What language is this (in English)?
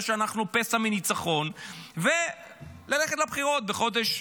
Hebrew